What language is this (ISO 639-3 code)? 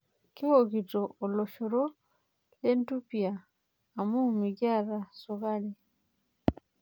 mas